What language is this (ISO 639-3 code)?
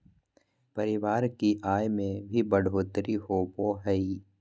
mag